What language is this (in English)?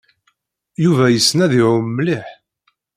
Kabyle